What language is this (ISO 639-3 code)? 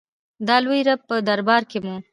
pus